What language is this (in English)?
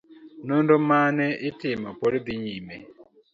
Luo (Kenya and Tanzania)